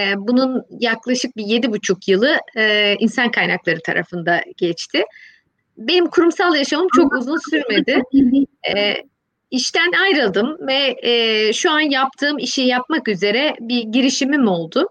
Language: Turkish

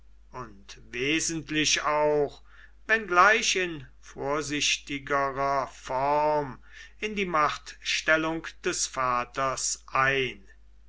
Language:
German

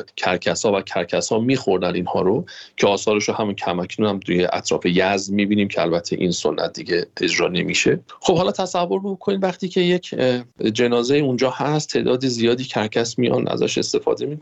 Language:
Persian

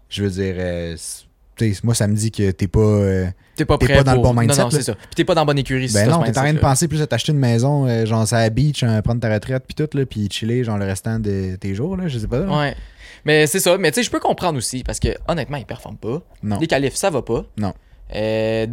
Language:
French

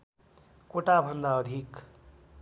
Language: Nepali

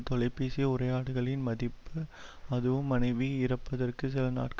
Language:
Tamil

